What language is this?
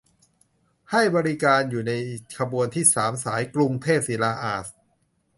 Thai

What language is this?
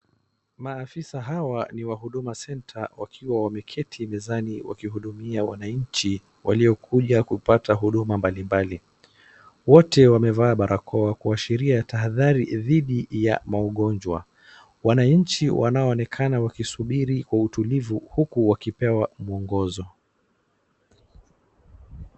Swahili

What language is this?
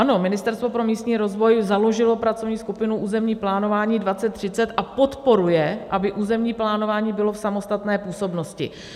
Czech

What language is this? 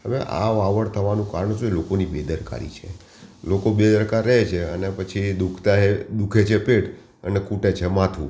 Gujarati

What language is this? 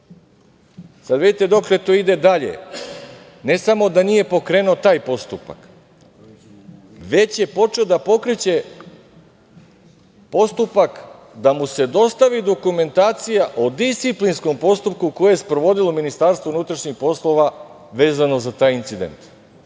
Serbian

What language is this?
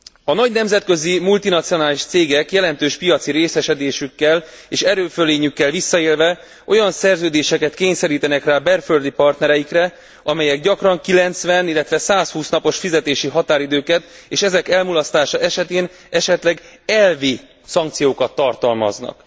Hungarian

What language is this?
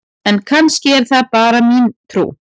Icelandic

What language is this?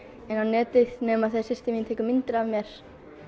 Icelandic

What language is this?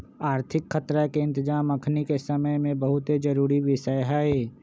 Magahi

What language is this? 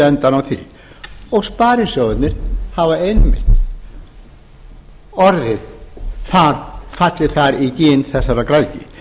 Icelandic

